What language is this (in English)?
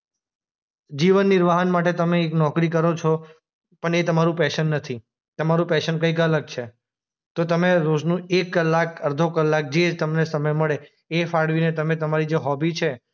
Gujarati